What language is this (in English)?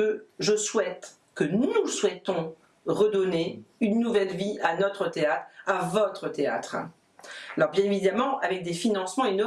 French